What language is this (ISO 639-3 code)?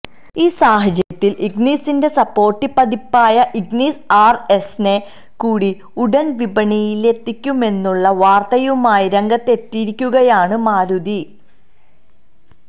mal